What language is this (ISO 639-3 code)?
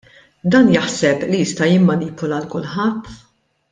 mlt